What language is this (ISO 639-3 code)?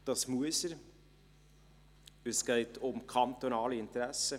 gsw